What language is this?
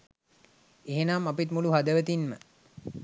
Sinhala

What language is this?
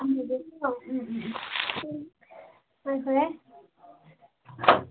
Manipuri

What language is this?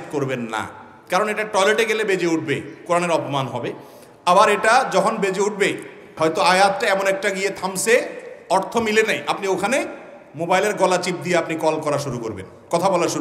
Hindi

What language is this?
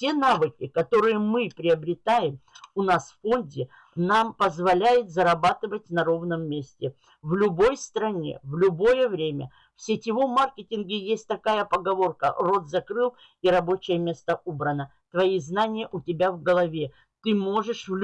Russian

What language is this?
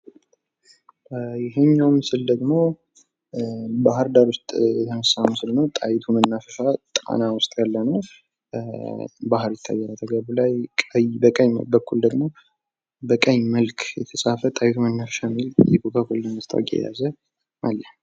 Amharic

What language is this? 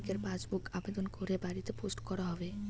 Bangla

